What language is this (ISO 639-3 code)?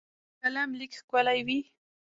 pus